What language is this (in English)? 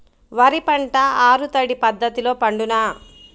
Telugu